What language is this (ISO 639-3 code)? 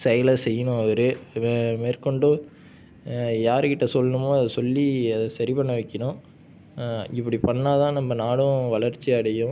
tam